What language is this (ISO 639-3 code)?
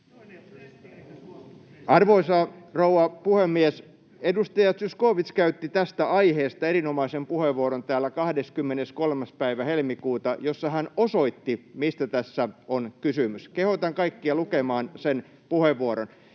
fin